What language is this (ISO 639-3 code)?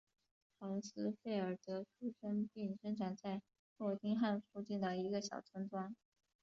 zho